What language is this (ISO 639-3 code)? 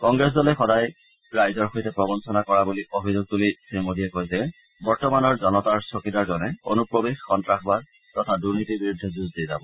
asm